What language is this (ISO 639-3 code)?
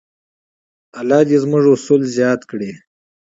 pus